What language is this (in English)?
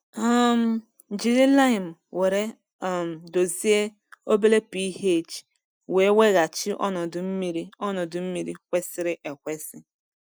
Igbo